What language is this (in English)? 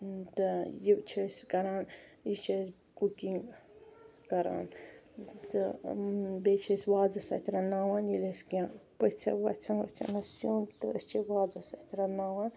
Kashmiri